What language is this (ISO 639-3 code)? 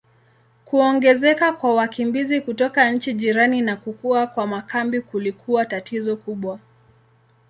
swa